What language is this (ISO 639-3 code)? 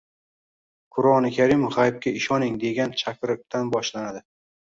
uzb